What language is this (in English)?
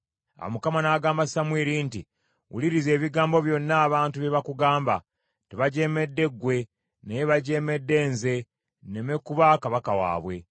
Ganda